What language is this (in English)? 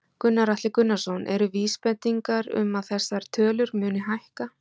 Icelandic